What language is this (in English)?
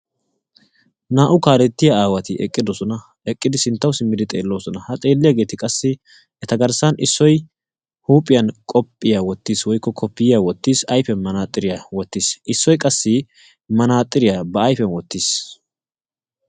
Wolaytta